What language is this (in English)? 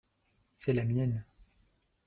French